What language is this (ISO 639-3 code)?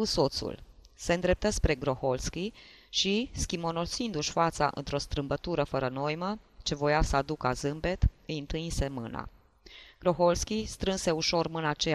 ron